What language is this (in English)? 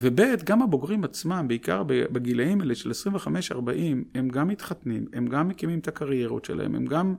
Hebrew